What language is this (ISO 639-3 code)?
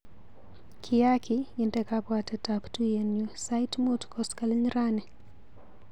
kln